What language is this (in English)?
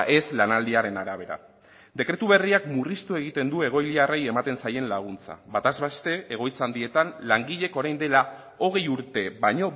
Basque